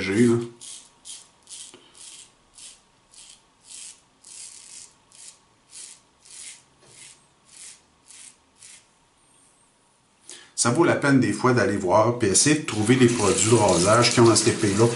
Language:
French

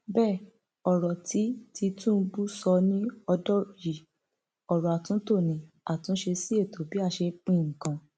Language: Yoruba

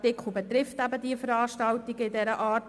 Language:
Swiss German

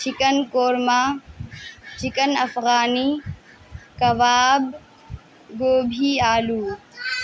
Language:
Urdu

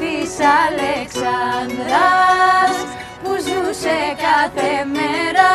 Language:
Greek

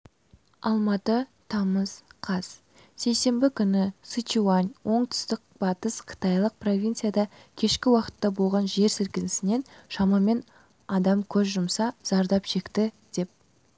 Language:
Kazakh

